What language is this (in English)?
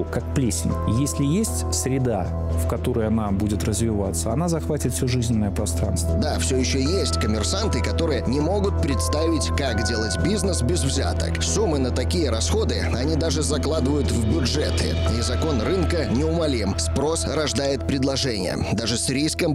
Russian